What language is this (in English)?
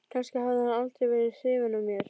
Icelandic